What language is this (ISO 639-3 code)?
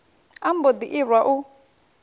ven